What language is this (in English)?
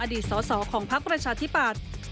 Thai